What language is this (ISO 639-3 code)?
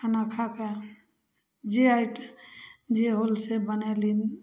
mai